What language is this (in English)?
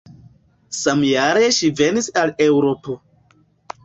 Esperanto